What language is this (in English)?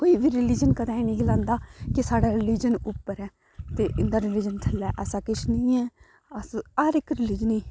Dogri